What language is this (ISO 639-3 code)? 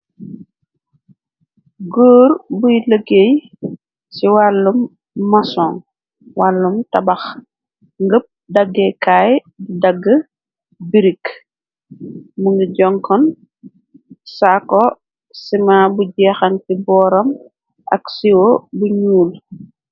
wol